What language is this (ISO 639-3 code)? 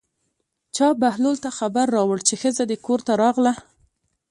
pus